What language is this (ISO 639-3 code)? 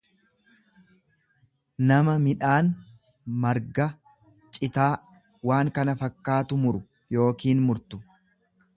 orm